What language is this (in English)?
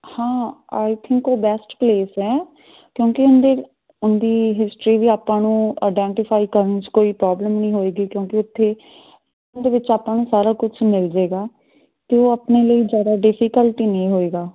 Punjabi